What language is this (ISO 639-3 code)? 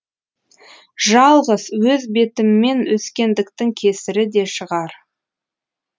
kaz